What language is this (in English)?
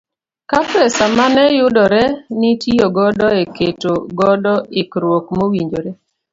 Luo (Kenya and Tanzania)